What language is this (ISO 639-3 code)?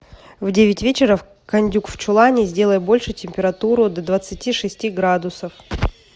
rus